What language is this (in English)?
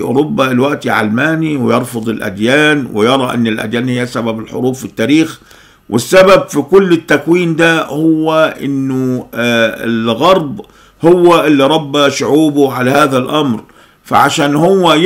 Arabic